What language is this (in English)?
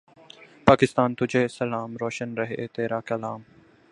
Urdu